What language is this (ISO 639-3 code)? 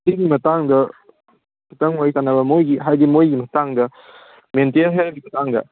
mni